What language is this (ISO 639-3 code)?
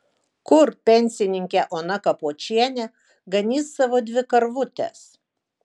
lit